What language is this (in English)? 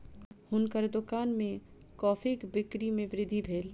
Maithili